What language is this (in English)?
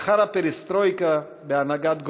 Hebrew